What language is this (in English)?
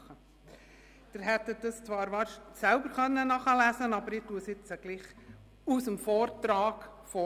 Swiss German